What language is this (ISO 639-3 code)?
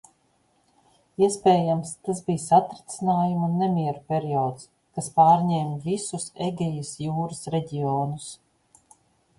lav